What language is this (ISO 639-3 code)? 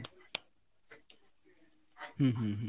ori